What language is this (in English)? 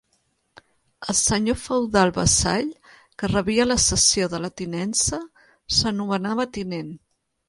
Catalan